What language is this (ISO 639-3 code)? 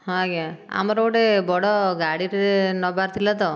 ori